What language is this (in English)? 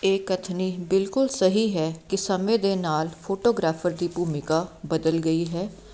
Punjabi